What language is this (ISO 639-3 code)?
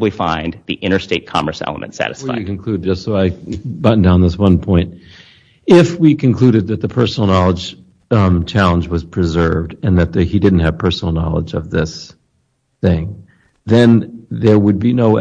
eng